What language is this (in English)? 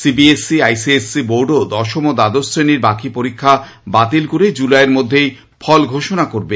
Bangla